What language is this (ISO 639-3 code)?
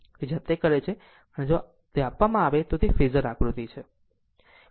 guj